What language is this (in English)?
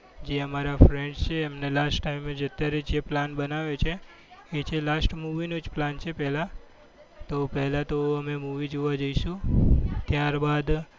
Gujarati